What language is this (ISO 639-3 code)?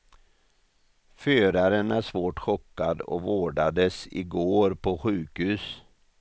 swe